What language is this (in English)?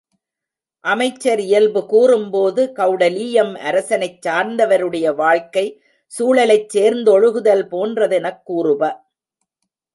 Tamil